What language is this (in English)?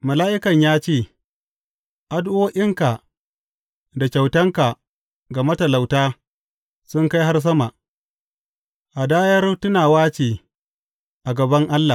Hausa